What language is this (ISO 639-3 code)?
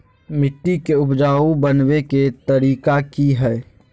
mag